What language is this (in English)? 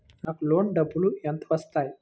Telugu